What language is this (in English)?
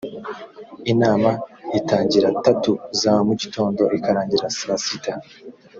Kinyarwanda